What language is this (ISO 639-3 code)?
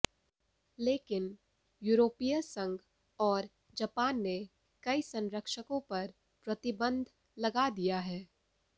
hin